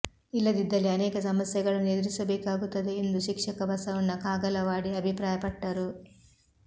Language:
Kannada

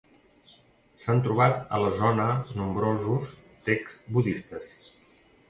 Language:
Catalan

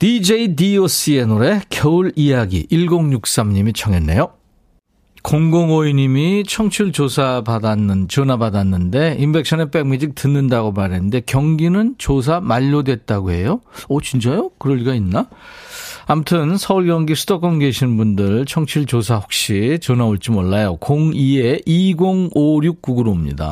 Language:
Korean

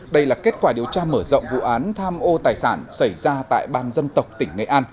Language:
Vietnamese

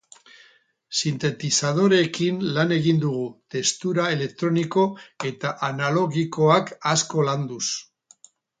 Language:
Basque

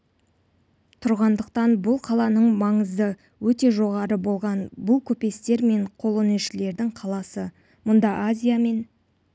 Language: Kazakh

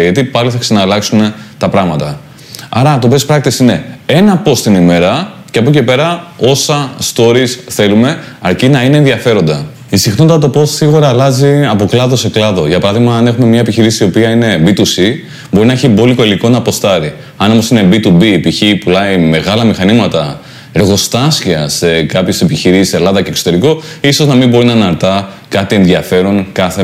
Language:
Greek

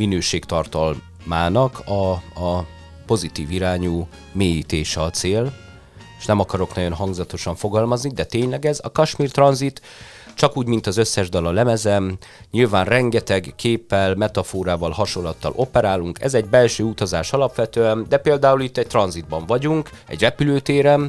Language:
Hungarian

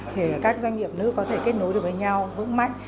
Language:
Vietnamese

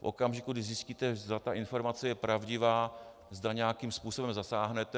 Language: Czech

